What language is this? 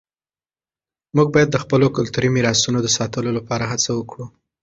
Pashto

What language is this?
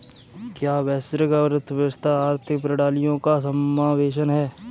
Hindi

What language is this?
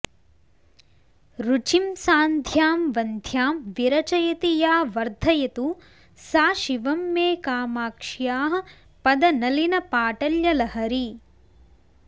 Sanskrit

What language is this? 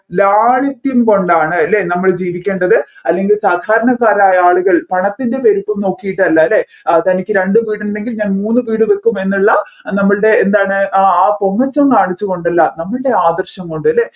Malayalam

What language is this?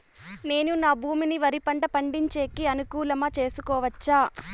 Telugu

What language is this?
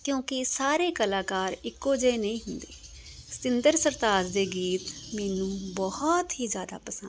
Punjabi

